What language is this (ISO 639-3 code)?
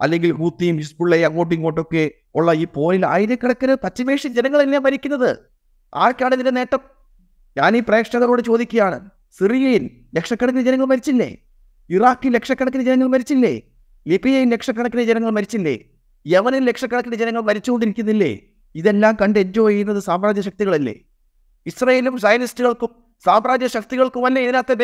mal